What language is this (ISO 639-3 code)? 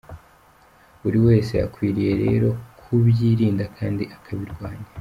kin